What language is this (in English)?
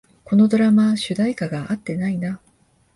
Japanese